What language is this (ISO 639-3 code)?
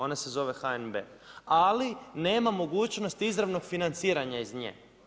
hrv